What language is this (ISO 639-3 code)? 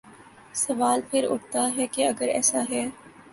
urd